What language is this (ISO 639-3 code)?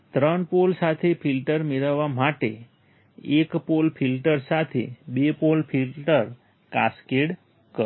guj